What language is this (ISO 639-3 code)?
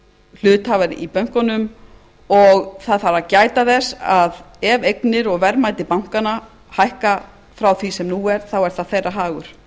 isl